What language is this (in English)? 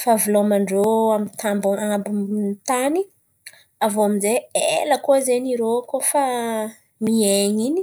Antankarana Malagasy